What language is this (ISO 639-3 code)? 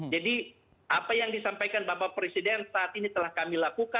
ind